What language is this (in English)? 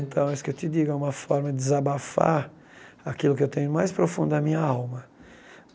Portuguese